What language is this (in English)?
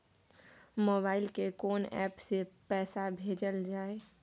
Maithili